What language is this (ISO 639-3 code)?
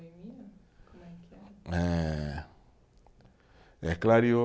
por